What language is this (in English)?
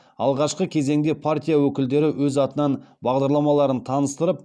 Kazakh